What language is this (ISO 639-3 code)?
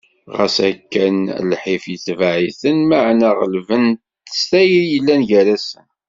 kab